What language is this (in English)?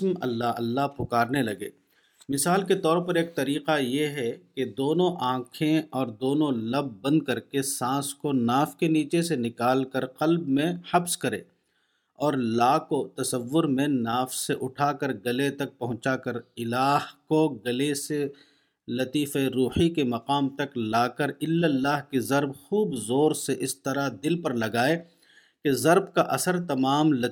Urdu